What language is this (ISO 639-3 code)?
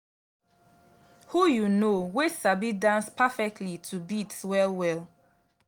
pcm